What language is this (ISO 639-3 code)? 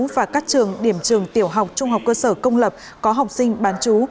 vie